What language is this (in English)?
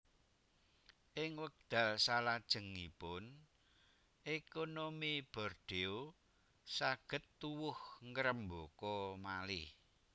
Javanese